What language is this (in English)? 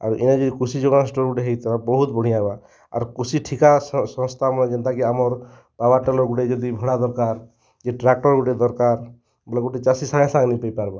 Odia